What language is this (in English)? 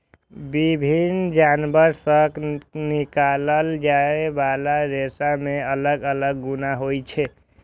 Maithili